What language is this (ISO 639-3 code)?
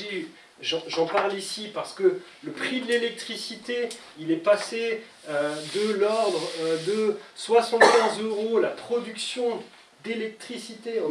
fra